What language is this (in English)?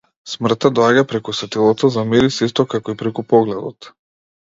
Macedonian